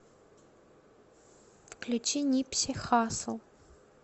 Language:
Russian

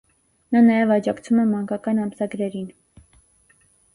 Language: Armenian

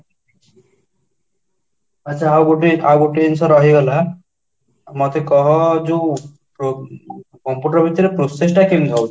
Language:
Odia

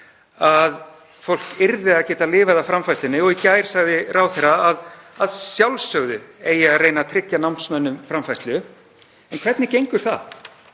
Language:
Icelandic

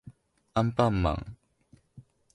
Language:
Japanese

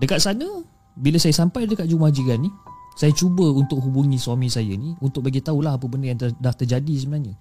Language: Malay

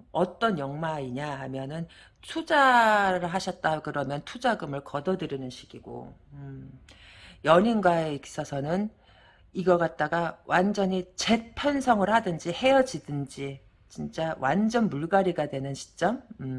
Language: Korean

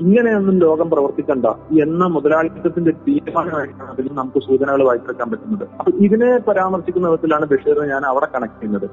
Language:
Malayalam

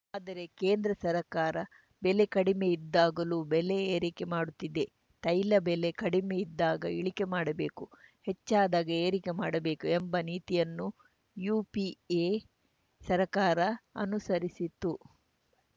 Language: Kannada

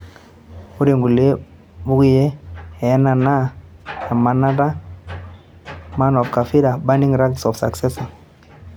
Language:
Masai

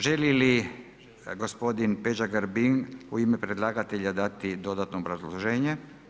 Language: Croatian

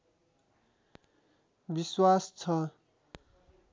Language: Nepali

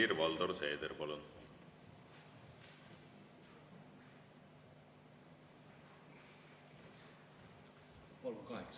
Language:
Estonian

